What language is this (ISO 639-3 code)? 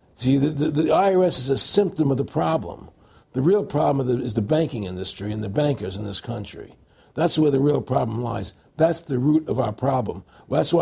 eng